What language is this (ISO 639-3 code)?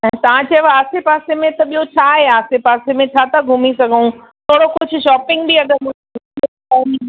snd